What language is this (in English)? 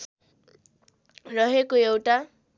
Nepali